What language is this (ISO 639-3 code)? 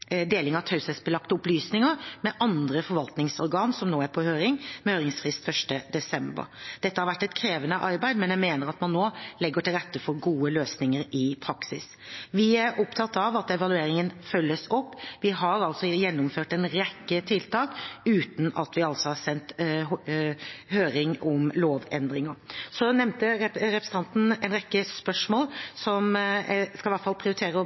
nob